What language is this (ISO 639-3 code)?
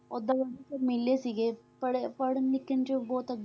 pan